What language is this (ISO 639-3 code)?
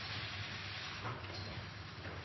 nno